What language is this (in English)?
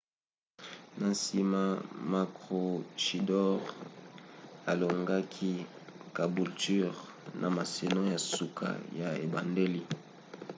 Lingala